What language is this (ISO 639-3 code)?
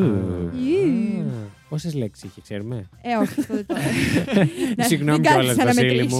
ell